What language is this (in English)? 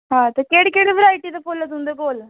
Dogri